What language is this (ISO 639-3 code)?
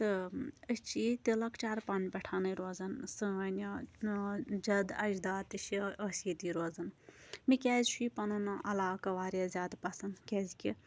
kas